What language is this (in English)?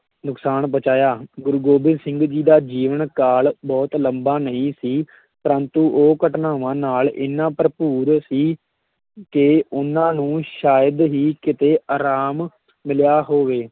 Punjabi